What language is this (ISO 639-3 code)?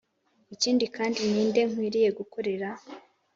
kin